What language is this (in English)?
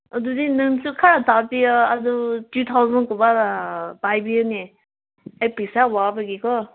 Manipuri